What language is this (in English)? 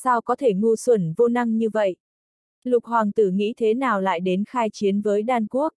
Vietnamese